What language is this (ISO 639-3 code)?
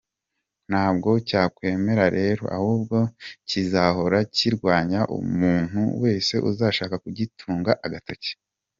kin